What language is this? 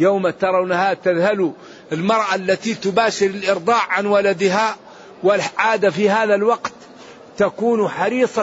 Arabic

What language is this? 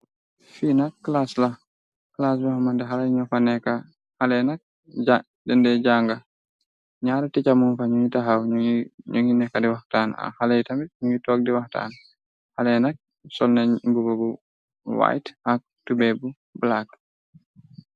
Wolof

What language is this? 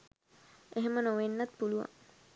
Sinhala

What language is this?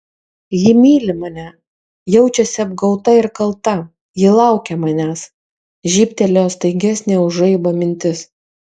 Lithuanian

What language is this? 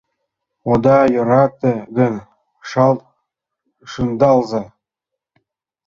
Mari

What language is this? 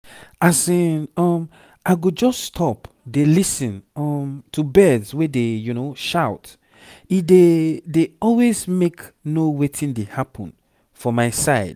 Nigerian Pidgin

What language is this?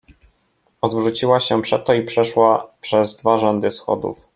Polish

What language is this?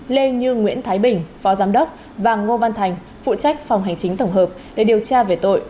Vietnamese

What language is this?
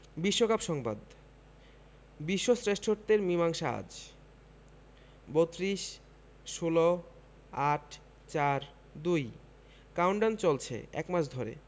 Bangla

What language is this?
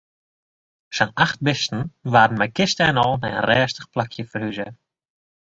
Western Frisian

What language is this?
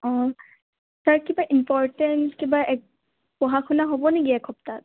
Assamese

